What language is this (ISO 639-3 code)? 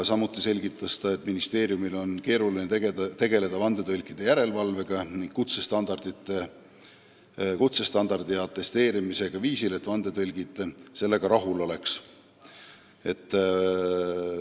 est